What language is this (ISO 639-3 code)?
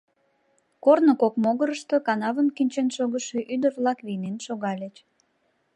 chm